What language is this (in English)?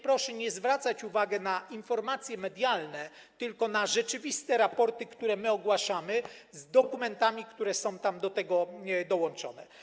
Polish